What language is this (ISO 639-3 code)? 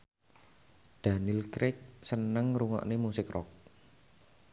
jav